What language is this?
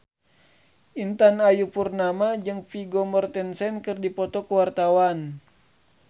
Sundanese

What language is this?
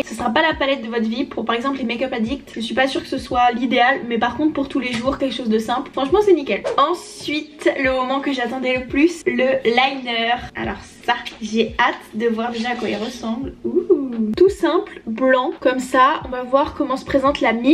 French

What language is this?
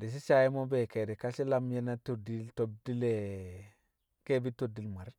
Kamo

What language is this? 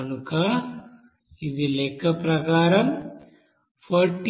Telugu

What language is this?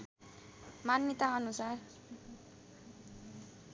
Nepali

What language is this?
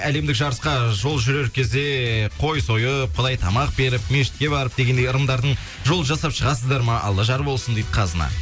Kazakh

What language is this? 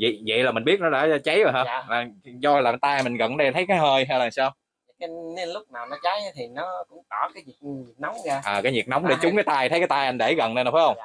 Vietnamese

